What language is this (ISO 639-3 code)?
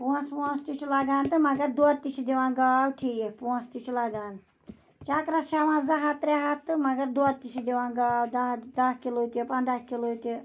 kas